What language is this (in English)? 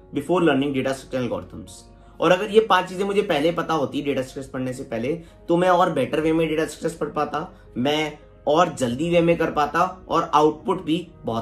Hindi